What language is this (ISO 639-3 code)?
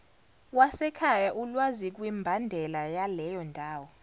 zul